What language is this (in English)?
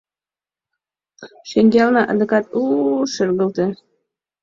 Mari